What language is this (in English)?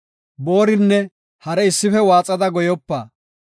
Gofa